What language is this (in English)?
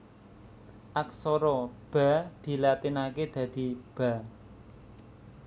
Javanese